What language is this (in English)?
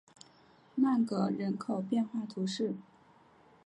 Chinese